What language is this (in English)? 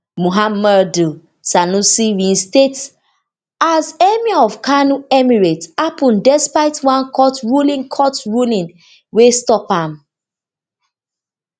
Nigerian Pidgin